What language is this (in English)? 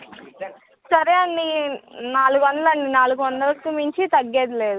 Telugu